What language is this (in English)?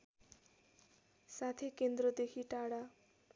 Nepali